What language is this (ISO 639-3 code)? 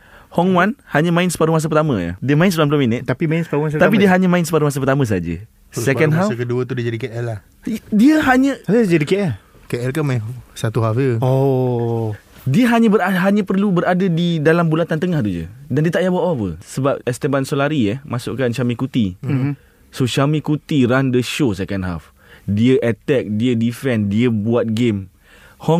msa